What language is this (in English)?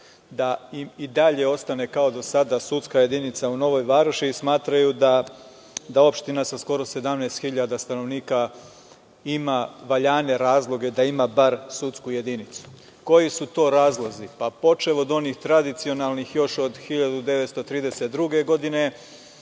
Serbian